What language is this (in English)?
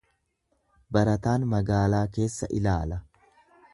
Oromo